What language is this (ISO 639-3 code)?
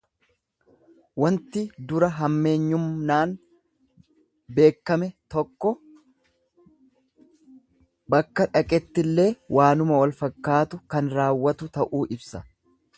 orm